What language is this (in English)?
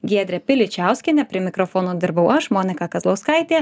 Lithuanian